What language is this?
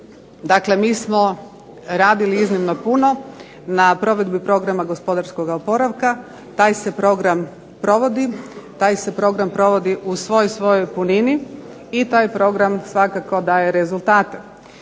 Croatian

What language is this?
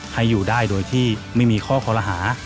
Thai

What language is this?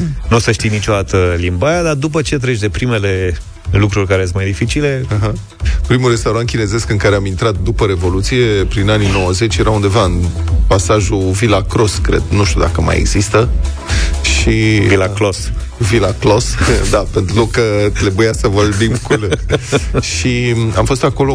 Romanian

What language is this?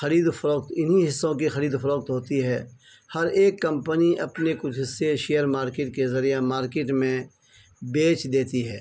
Urdu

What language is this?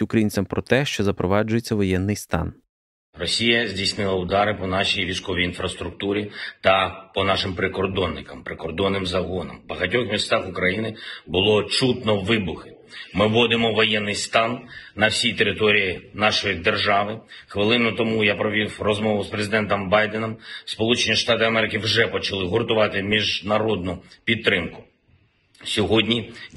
Ukrainian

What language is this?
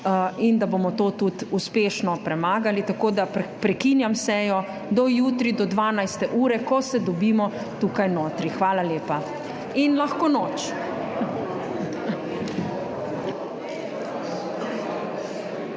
Slovenian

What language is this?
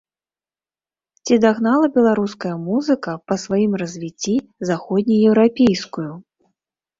Belarusian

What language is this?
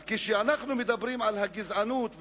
Hebrew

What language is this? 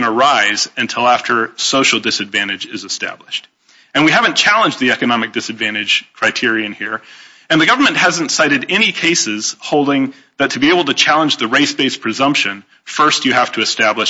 English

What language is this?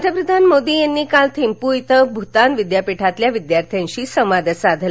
Marathi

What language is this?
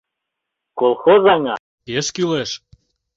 Mari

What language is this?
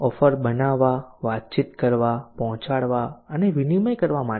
Gujarati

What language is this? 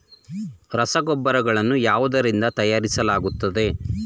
Kannada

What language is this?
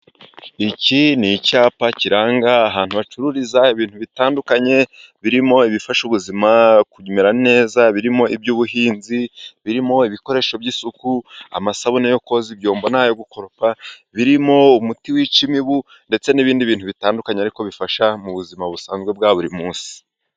Kinyarwanda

